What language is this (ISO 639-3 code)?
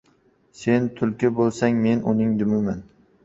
uzb